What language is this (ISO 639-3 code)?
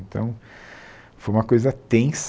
por